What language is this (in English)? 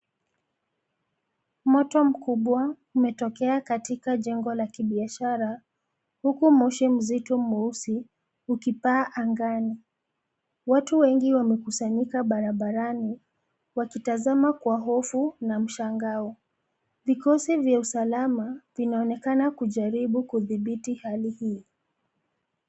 Swahili